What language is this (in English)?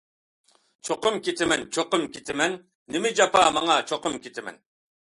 Uyghur